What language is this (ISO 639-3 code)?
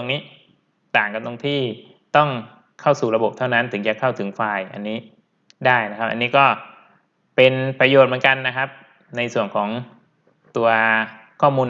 tha